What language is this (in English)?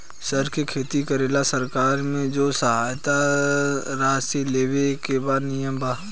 Bhojpuri